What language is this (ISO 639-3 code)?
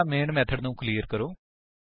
pan